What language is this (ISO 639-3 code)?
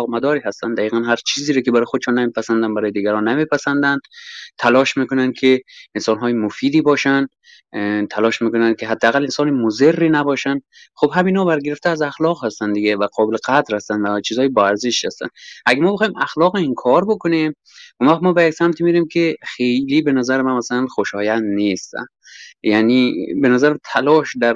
fas